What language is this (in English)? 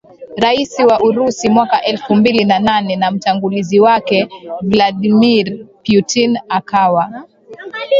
Swahili